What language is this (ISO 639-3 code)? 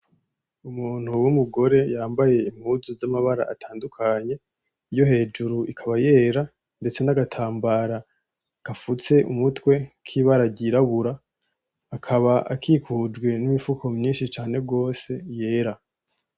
run